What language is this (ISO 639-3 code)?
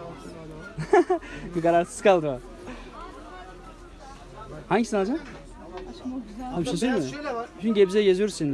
tur